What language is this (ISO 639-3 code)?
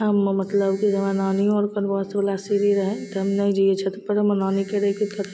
mai